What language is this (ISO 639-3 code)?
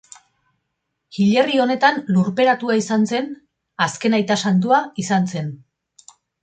eus